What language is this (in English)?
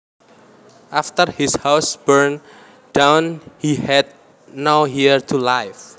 Javanese